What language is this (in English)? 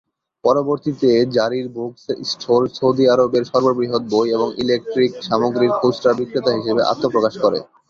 Bangla